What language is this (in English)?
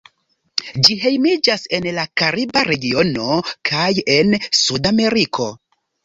Esperanto